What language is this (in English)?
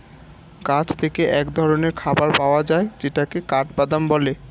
Bangla